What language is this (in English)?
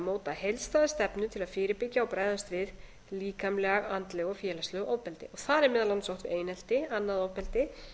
Icelandic